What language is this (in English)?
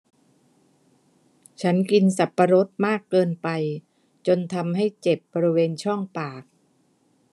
Thai